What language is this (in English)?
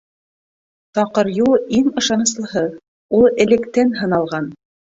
Bashkir